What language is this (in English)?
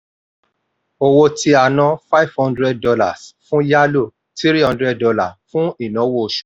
Yoruba